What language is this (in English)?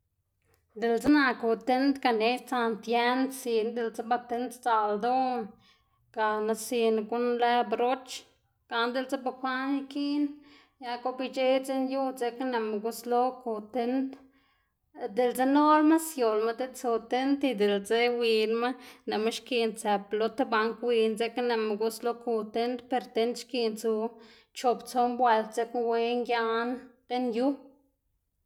Xanaguía Zapotec